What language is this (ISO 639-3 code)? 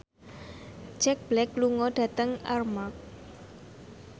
jav